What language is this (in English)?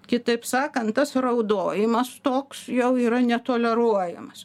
Lithuanian